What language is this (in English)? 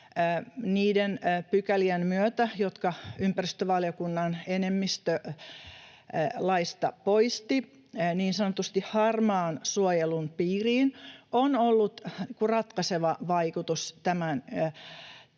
Finnish